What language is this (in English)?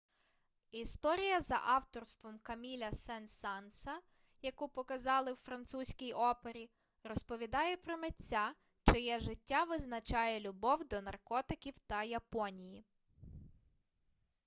Ukrainian